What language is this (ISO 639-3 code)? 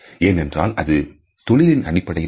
tam